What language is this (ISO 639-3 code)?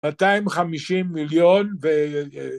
heb